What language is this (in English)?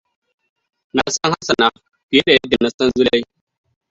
Hausa